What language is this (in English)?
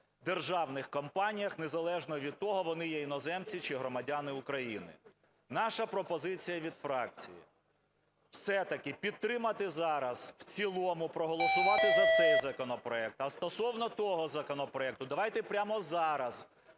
Ukrainian